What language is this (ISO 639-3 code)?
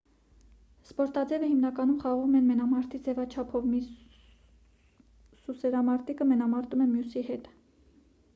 hye